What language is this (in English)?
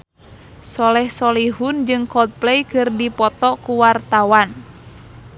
Sundanese